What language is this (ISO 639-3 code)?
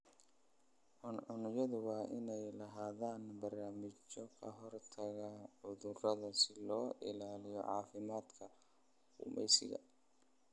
som